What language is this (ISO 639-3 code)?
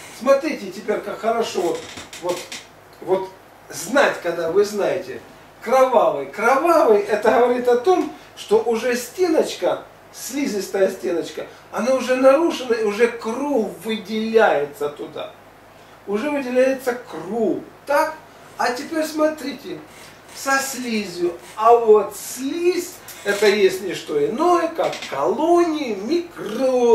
rus